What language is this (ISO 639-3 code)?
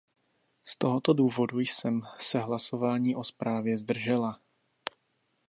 ces